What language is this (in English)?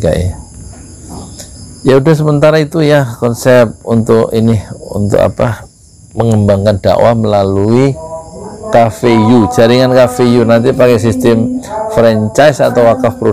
Indonesian